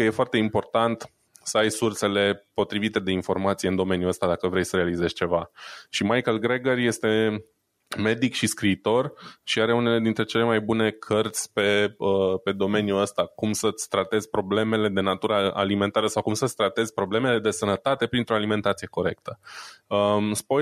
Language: Romanian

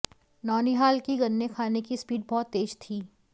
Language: Hindi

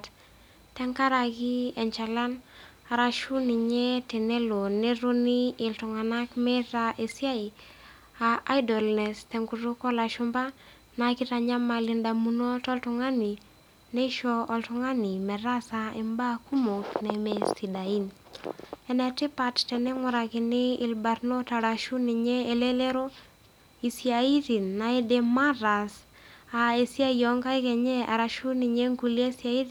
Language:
Masai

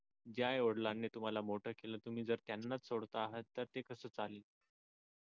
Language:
Marathi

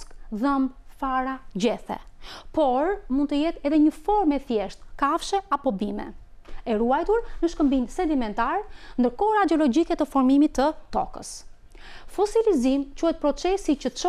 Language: Dutch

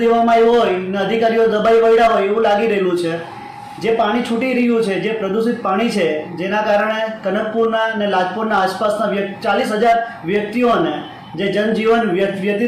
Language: Hindi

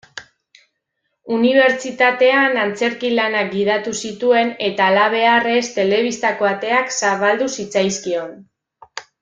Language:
Basque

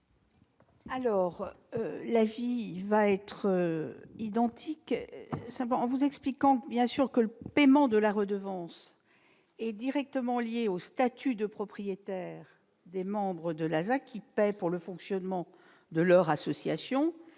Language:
French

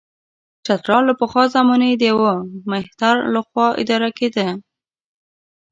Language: Pashto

